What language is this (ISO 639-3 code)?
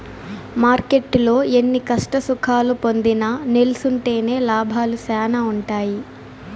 tel